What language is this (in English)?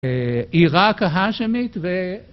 Hebrew